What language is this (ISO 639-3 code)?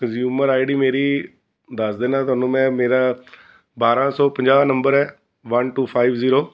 pan